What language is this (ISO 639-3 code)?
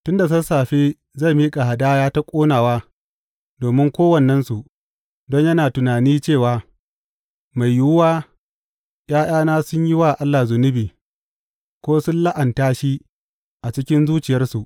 hau